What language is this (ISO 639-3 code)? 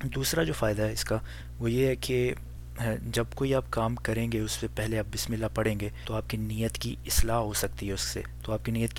urd